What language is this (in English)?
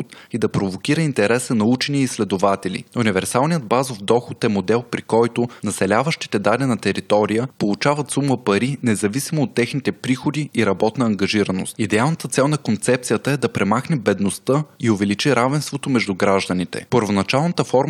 Bulgarian